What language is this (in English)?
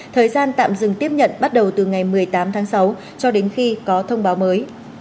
Vietnamese